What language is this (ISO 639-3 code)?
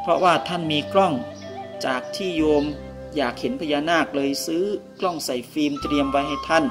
tha